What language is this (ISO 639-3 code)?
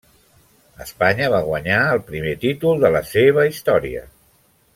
cat